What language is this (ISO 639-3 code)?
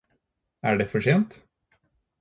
nob